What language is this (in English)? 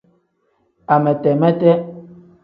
Tem